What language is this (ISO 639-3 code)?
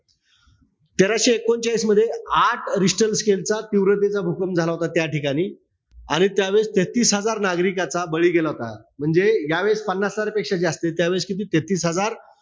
mar